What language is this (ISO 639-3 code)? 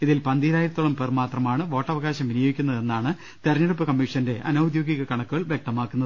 mal